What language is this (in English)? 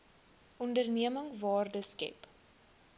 Afrikaans